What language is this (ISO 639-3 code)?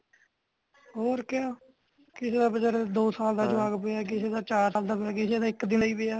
pan